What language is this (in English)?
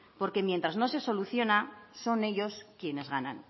Spanish